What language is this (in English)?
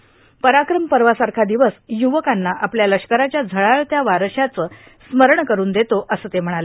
Marathi